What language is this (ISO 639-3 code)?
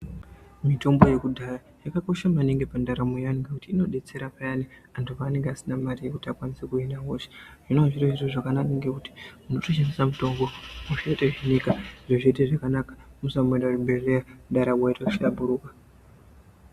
ndc